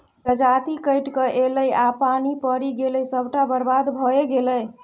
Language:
Maithili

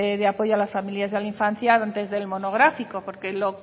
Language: Spanish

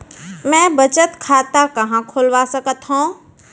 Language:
Chhattisgarhi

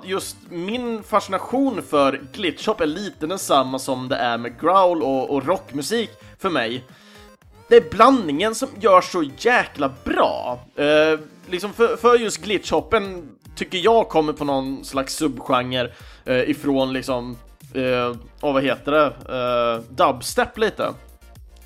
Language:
Swedish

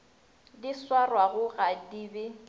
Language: Northern Sotho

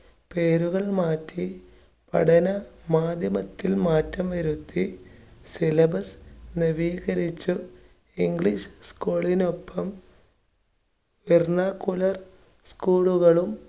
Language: Malayalam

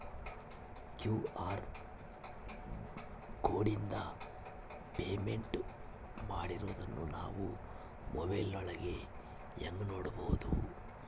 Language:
Kannada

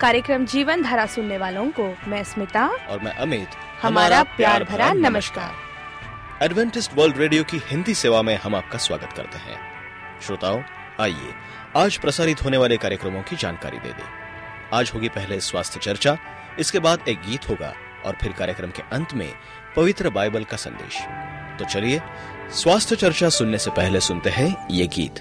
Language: Hindi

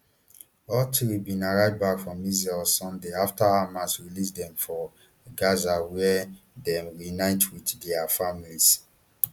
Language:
Nigerian Pidgin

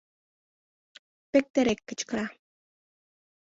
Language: Mari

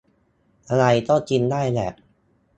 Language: Thai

